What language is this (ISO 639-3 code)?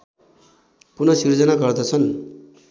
nep